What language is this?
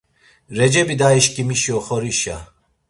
Laz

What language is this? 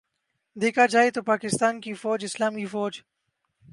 Urdu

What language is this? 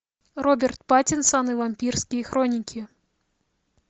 Russian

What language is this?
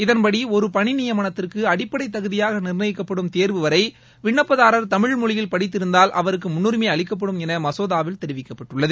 Tamil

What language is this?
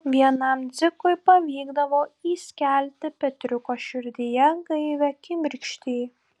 Lithuanian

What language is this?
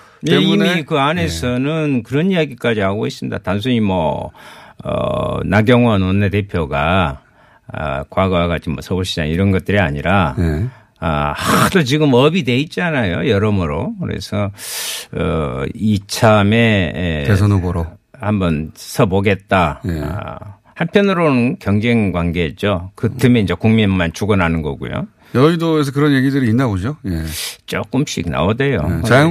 Korean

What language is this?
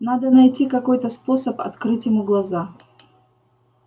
Russian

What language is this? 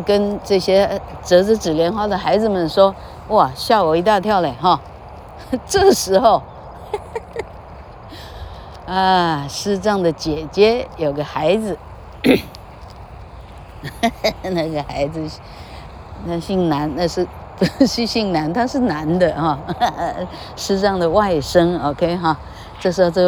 Chinese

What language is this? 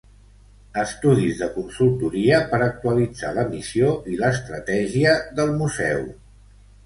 Catalan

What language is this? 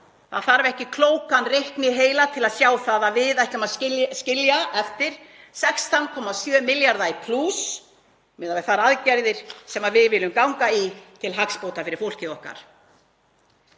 Icelandic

